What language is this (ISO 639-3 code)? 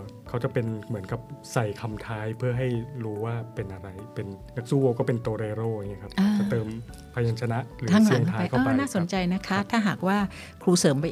tha